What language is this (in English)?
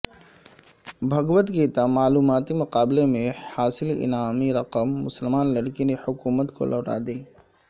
Urdu